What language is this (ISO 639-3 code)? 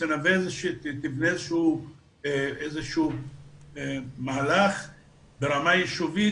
heb